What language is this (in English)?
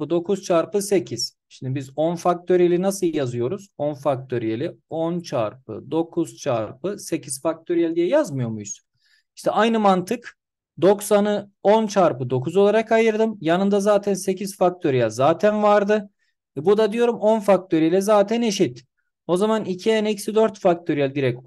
Turkish